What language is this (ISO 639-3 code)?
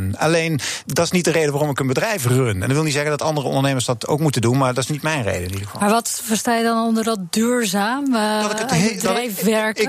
nld